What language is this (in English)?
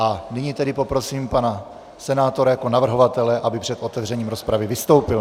Czech